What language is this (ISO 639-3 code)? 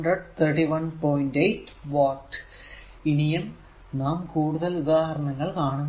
mal